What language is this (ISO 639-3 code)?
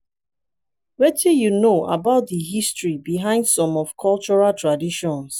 pcm